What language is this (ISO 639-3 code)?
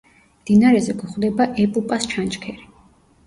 kat